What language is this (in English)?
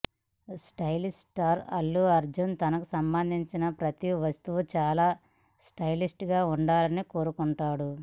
Telugu